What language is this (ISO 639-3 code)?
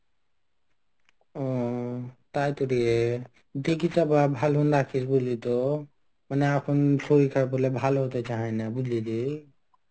ben